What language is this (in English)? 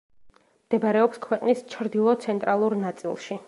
Georgian